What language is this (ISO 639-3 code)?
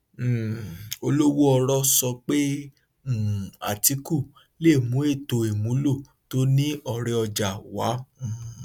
yor